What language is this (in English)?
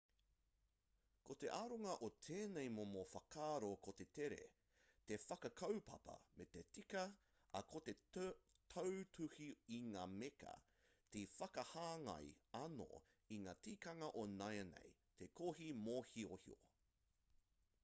Māori